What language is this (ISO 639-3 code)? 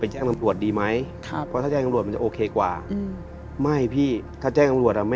tha